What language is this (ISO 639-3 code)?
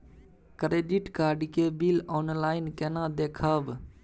mai